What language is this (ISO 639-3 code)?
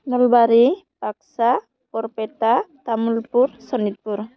brx